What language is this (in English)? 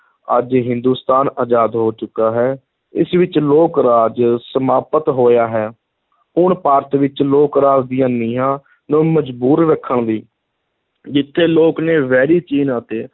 Punjabi